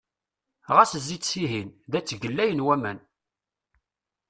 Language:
Kabyle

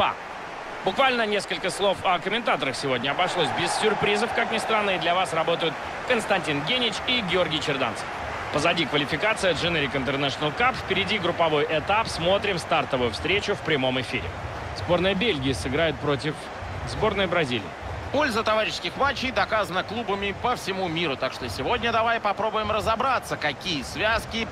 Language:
Russian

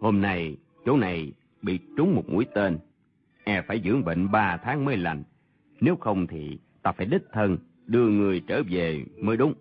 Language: Vietnamese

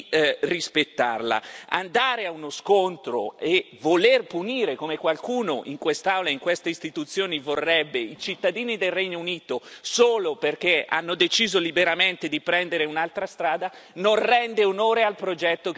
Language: Italian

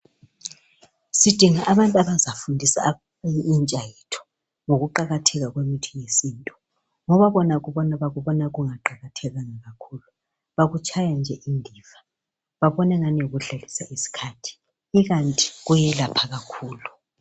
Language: North Ndebele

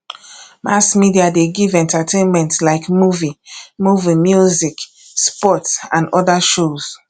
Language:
Nigerian Pidgin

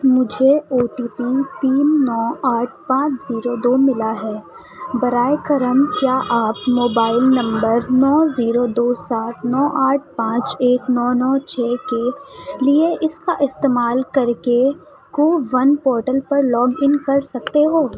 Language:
Urdu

